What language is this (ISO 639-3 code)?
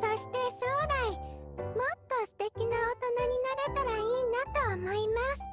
jpn